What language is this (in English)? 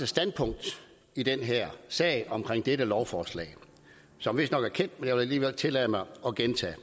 Danish